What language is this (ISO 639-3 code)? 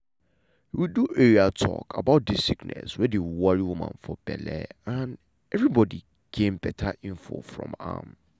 pcm